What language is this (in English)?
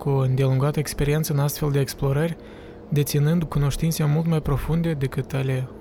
Romanian